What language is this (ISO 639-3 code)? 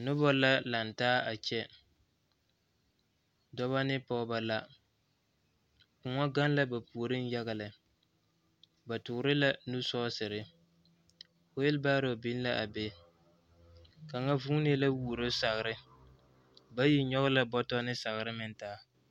dga